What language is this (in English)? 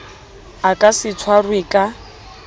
Southern Sotho